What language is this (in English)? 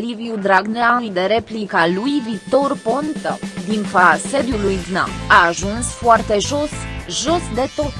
Romanian